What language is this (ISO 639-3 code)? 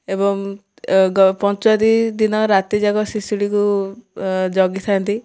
ori